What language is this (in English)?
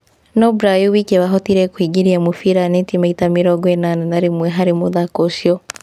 Kikuyu